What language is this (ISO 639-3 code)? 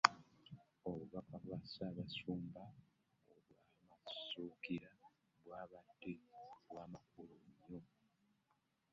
lug